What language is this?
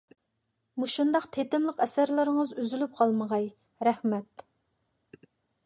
Uyghur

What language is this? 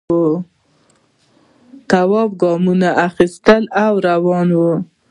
Pashto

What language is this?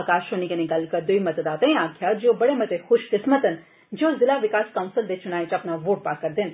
Dogri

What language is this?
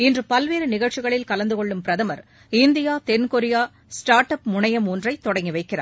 Tamil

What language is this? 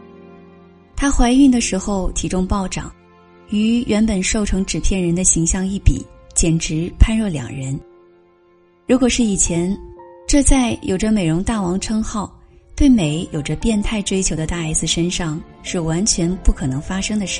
Chinese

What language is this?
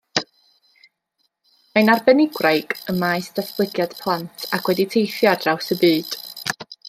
Welsh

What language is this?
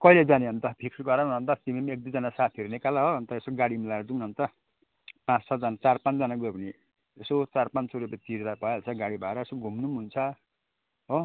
Nepali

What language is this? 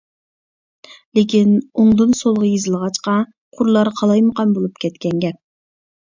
Uyghur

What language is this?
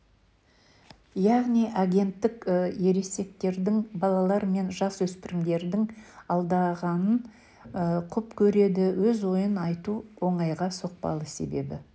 Kazakh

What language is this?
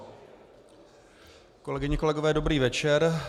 Czech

